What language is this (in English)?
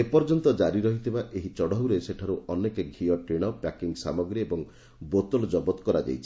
Odia